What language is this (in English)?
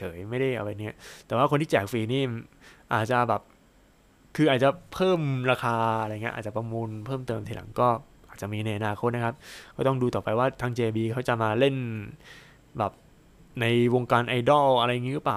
Thai